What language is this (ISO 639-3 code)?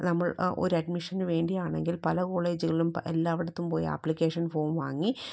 mal